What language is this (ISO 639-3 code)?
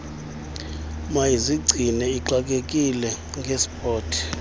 xho